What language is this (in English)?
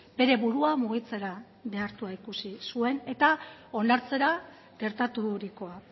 Basque